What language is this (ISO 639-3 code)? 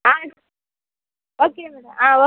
tam